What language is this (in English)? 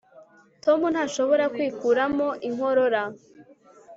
Kinyarwanda